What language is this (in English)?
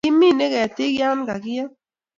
Kalenjin